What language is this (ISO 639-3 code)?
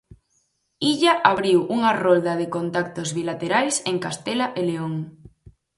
glg